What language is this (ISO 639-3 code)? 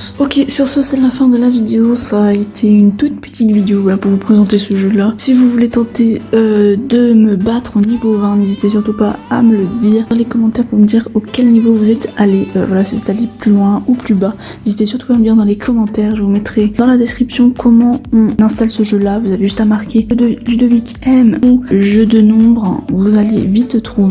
fra